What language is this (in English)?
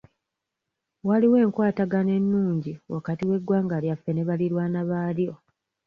Ganda